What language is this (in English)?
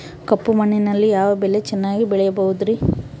Kannada